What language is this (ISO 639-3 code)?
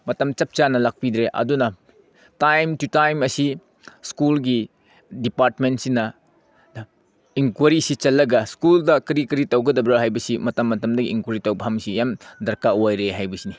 mni